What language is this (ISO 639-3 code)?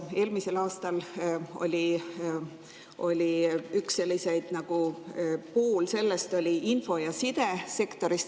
est